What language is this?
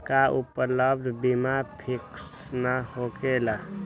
Magahi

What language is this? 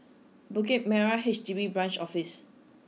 English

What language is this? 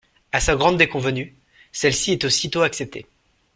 French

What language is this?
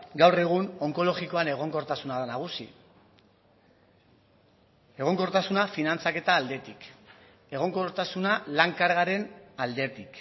Basque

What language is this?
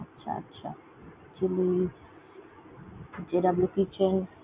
Bangla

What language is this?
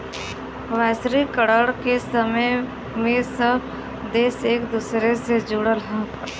Bhojpuri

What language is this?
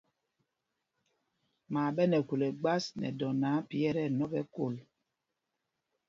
Mpumpong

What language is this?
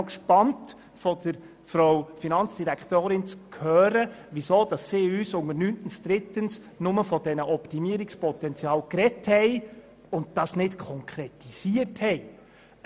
Swiss German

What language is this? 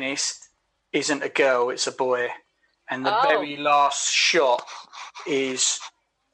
English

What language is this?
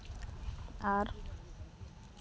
Santali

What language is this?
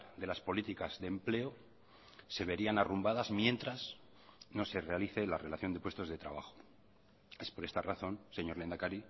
Spanish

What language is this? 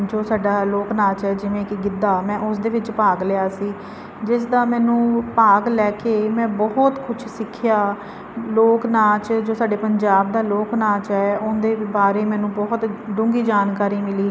Punjabi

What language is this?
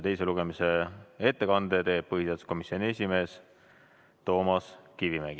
Estonian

